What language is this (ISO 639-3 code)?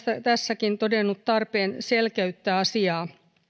fin